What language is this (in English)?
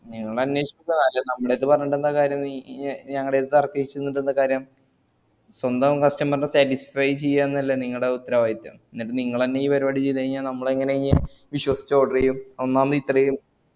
Malayalam